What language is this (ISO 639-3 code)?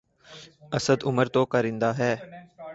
urd